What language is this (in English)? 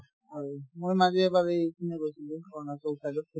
Assamese